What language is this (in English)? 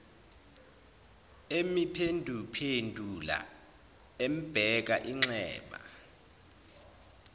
Zulu